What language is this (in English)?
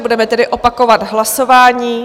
Czech